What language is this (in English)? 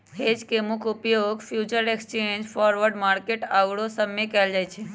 Magahi